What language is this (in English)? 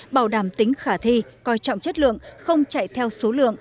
Vietnamese